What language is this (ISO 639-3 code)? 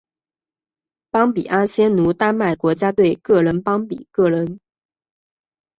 zho